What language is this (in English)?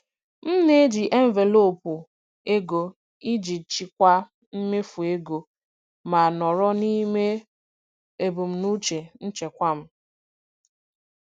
Igbo